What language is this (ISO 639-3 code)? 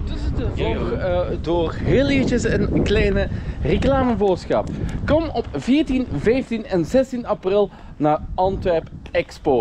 nld